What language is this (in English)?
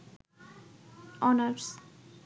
Bangla